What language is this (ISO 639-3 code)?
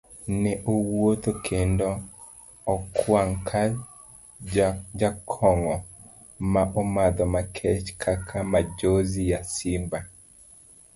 luo